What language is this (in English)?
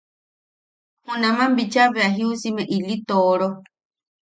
Yaqui